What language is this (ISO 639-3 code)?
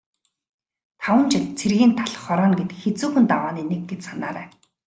mon